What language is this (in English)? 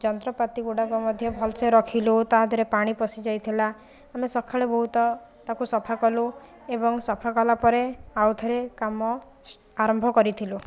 Odia